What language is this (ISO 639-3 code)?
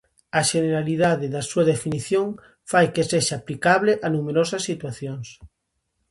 glg